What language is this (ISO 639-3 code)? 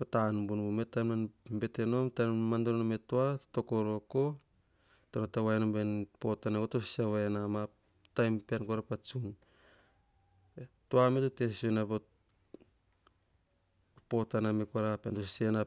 hah